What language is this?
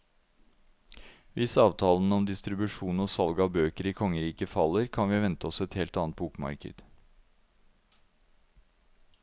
Norwegian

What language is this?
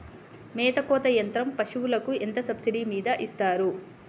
Telugu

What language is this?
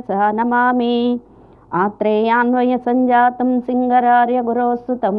Telugu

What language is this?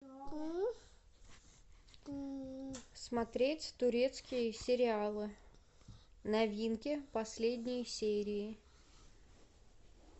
Russian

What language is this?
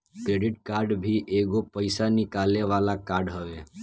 Bhojpuri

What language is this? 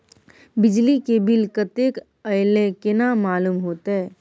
Maithili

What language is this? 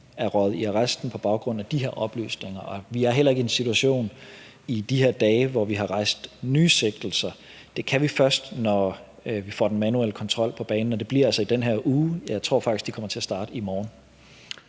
Danish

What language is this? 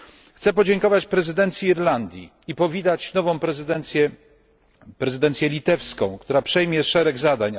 Polish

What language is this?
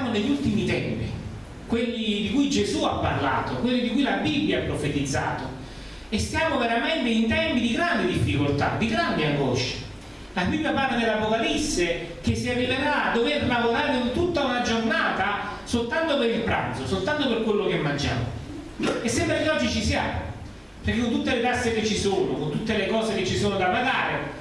Italian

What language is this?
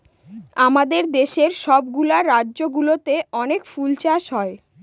Bangla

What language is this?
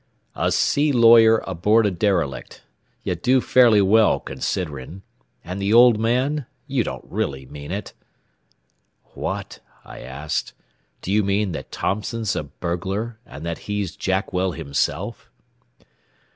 English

